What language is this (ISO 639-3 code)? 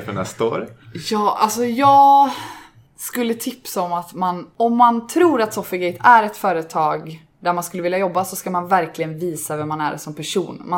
swe